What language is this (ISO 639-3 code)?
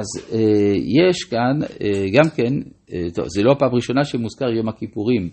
heb